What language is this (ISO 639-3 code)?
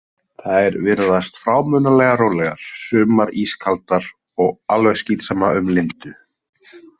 isl